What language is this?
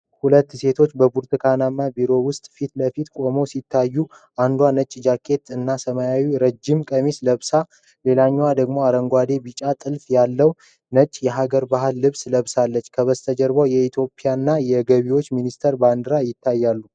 Amharic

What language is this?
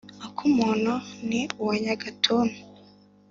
Kinyarwanda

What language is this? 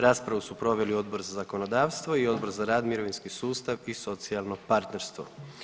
Croatian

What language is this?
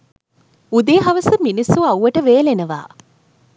Sinhala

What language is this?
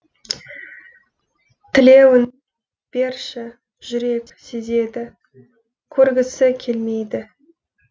Kazakh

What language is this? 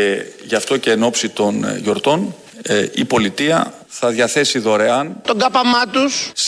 Greek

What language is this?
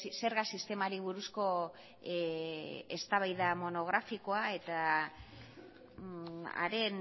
Basque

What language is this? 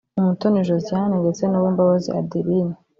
Kinyarwanda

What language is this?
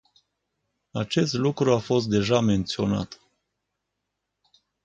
Romanian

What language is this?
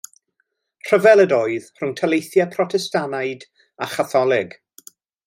Welsh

